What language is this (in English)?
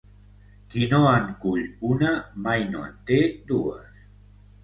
Catalan